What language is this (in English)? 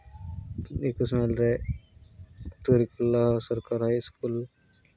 Santali